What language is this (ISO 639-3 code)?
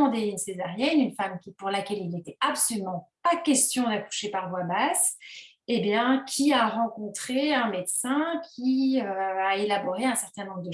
fra